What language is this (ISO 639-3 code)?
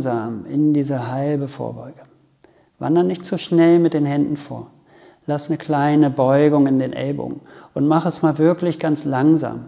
deu